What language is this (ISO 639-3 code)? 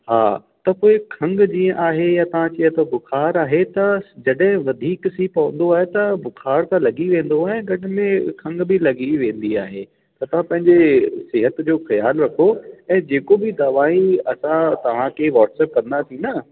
snd